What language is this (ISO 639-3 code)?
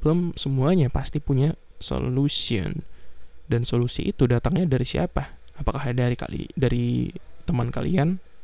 ind